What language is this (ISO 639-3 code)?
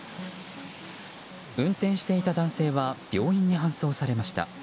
jpn